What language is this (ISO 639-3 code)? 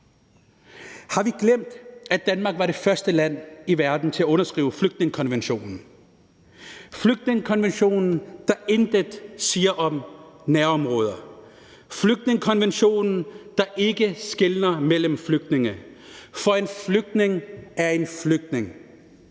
dan